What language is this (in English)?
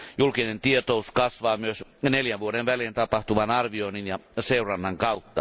Finnish